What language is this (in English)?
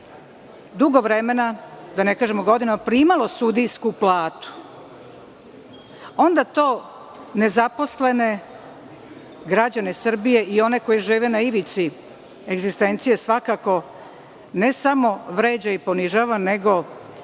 Serbian